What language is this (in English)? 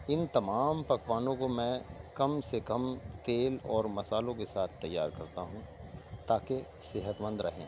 Urdu